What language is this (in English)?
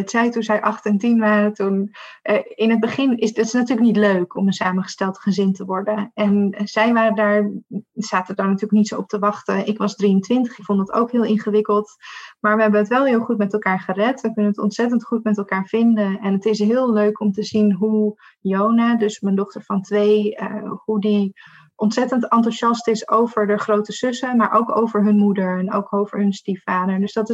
Dutch